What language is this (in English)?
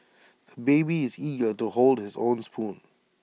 English